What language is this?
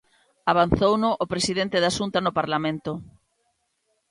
Galician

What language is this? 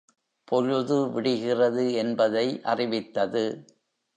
Tamil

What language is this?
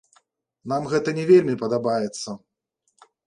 Belarusian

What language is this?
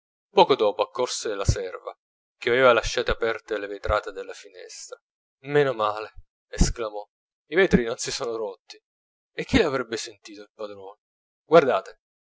Italian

